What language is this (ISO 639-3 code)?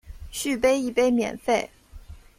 zho